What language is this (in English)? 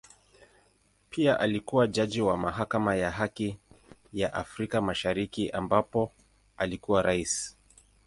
Swahili